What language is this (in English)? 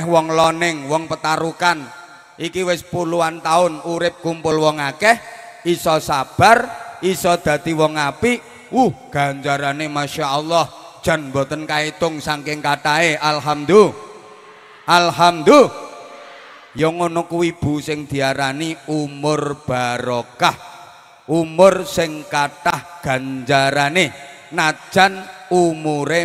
Indonesian